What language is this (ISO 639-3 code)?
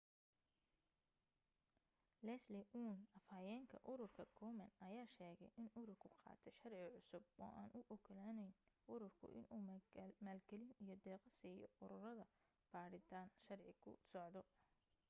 som